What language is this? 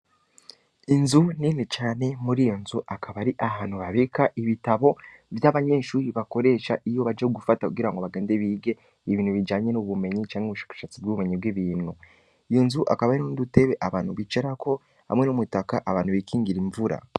Rundi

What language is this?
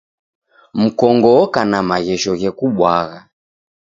Taita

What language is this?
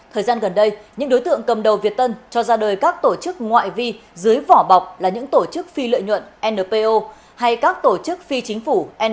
Vietnamese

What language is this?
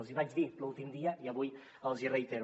Catalan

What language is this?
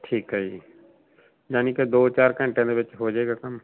Punjabi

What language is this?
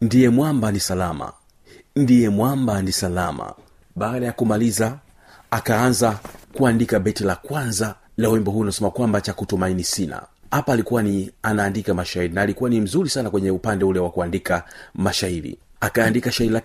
Swahili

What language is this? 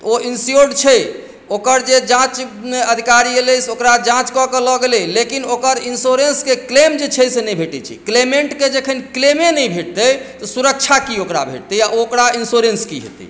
Maithili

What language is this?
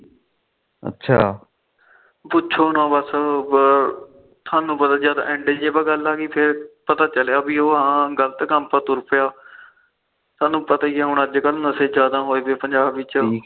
Punjabi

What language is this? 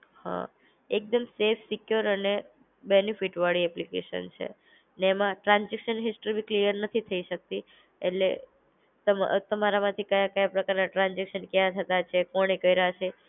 Gujarati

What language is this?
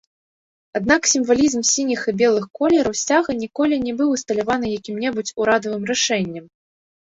Belarusian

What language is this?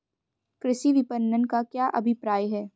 Hindi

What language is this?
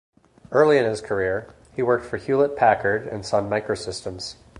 English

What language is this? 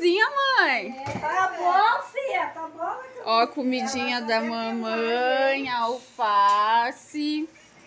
Portuguese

